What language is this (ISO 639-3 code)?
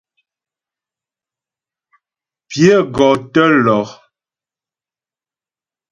bbj